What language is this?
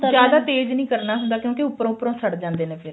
Punjabi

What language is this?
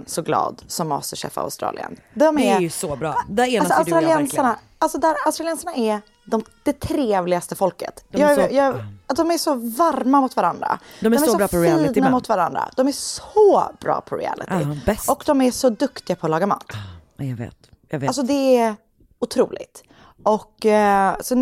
Swedish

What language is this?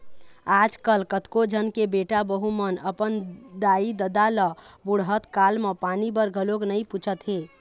Chhattisgarhi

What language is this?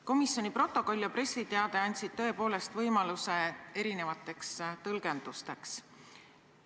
Estonian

